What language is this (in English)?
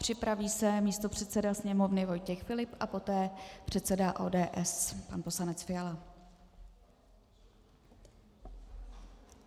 Czech